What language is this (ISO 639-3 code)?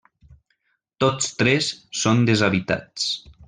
cat